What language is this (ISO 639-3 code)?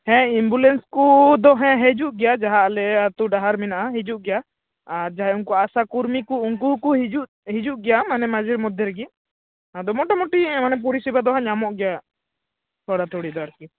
sat